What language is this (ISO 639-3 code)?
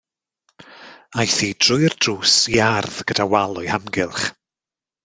cym